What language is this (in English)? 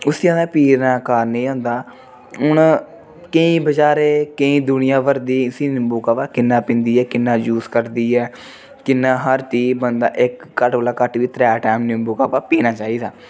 Dogri